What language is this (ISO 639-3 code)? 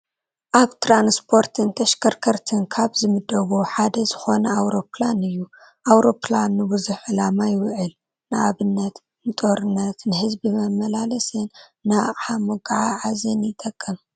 tir